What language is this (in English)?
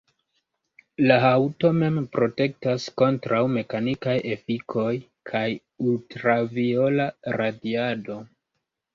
Esperanto